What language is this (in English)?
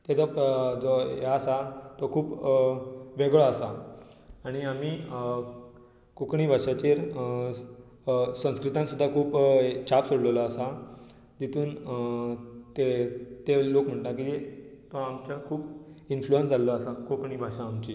Konkani